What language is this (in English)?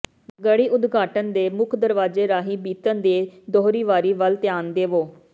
Punjabi